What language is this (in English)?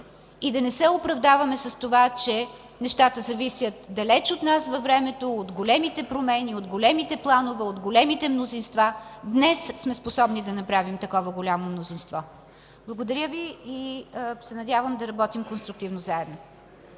Bulgarian